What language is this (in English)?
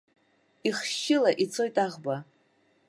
Abkhazian